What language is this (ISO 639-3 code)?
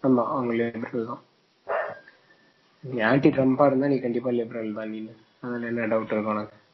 tam